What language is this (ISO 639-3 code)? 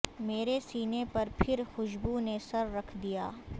urd